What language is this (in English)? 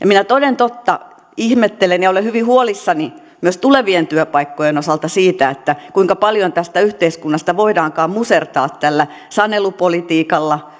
Finnish